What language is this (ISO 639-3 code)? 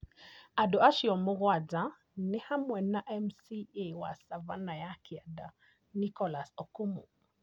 kik